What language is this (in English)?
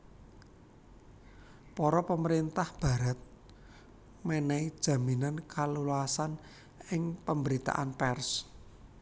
Javanese